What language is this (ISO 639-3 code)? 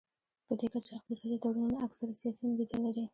pus